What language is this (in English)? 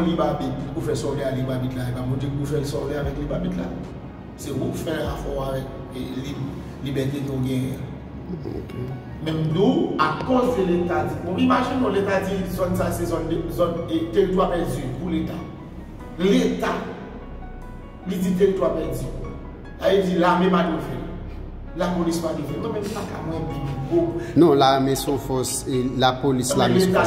French